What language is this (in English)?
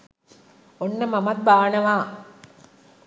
Sinhala